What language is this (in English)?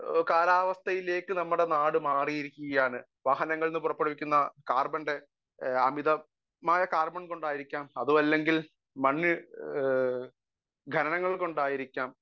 Malayalam